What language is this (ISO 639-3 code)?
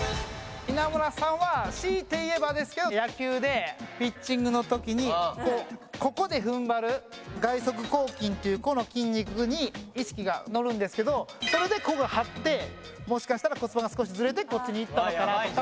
jpn